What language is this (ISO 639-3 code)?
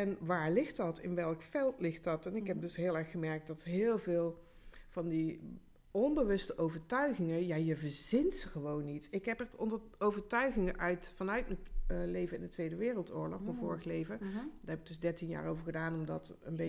nld